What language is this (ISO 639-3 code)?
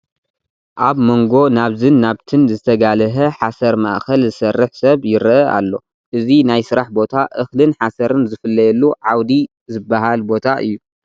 tir